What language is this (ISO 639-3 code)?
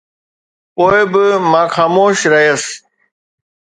snd